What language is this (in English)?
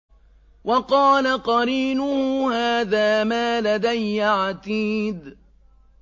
Arabic